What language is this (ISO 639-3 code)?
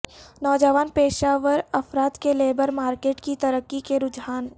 urd